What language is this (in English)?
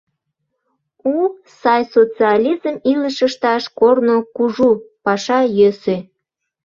Mari